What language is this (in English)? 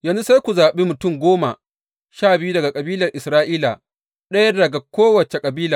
Hausa